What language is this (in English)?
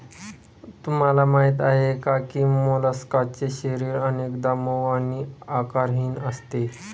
Marathi